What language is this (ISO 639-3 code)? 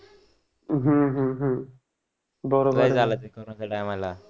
mar